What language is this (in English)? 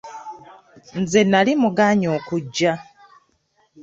Ganda